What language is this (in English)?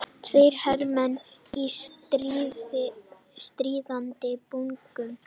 Icelandic